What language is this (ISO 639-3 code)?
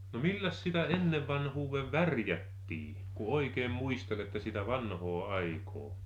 fin